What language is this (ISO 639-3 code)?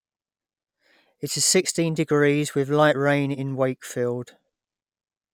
eng